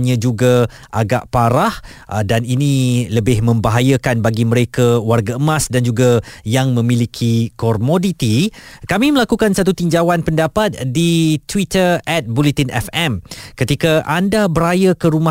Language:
Malay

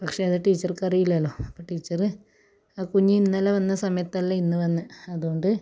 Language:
Malayalam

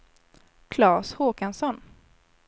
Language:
Swedish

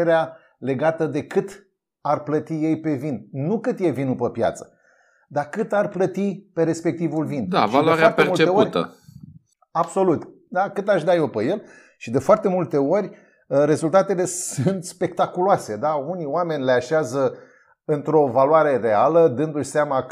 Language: Romanian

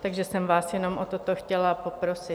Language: Czech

